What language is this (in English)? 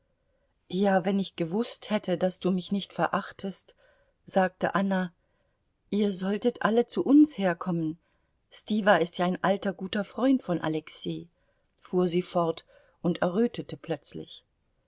German